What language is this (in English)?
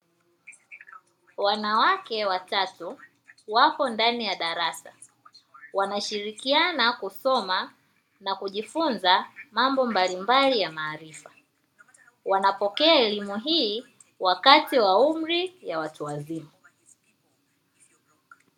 Swahili